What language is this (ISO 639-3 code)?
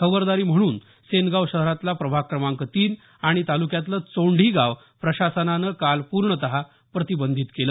mar